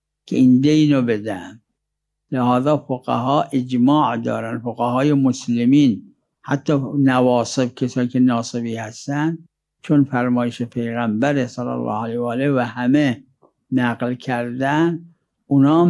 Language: Persian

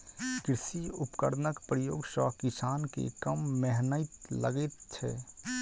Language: Maithili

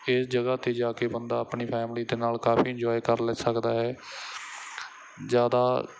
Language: Punjabi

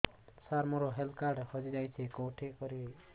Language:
Odia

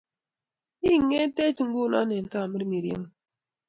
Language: Kalenjin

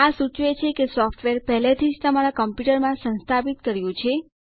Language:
Gujarati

